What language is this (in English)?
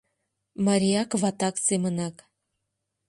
Mari